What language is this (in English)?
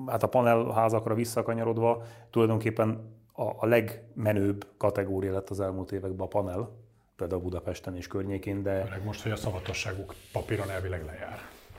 Hungarian